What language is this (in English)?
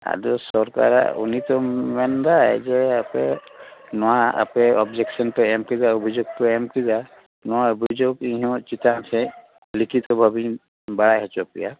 Santali